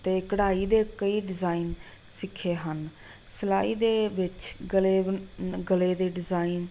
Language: Punjabi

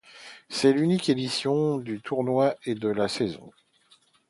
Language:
French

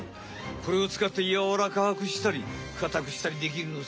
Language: Japanese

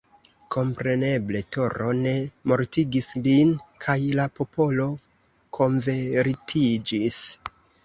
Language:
Esperanto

